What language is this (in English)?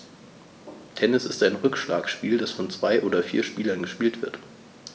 German